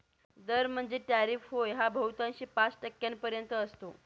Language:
Marathi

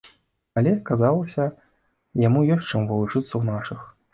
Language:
Belarusian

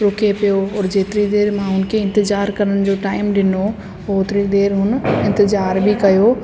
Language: Sindhi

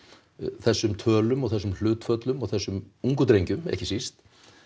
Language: Icelandic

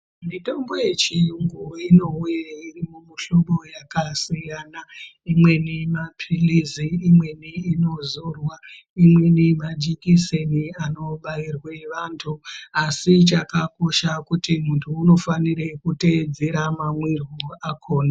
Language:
Ndau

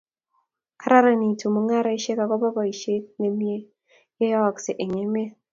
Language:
Kalenjin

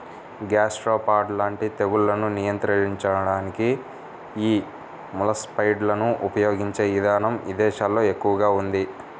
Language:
Telugu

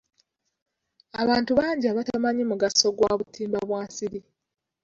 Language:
Ganda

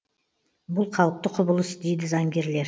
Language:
Kazakh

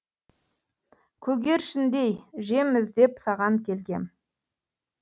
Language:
Kazakh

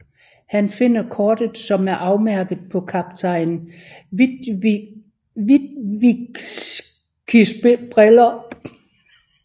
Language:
Danish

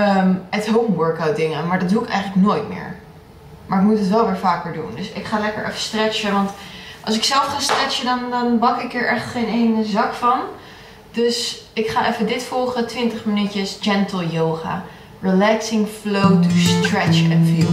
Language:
Dutch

